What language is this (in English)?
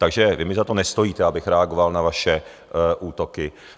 Czech